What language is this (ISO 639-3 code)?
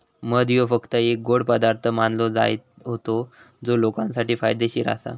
mar